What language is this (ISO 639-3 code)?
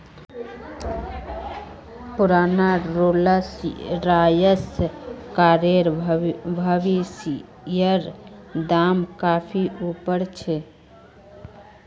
mag